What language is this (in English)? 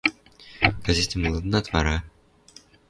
Western Mari